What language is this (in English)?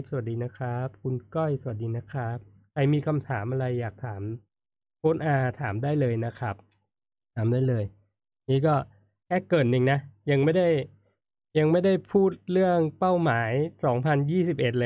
Thai